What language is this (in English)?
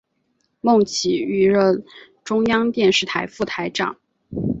Chinese